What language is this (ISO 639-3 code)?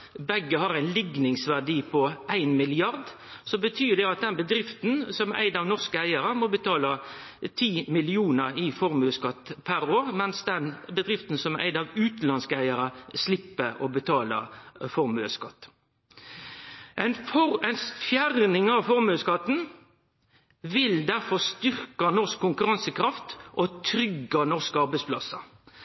nno